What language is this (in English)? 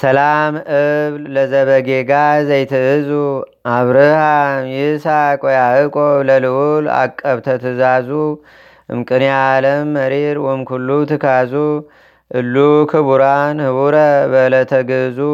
Amharic